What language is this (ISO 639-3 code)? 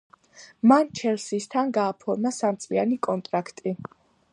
kat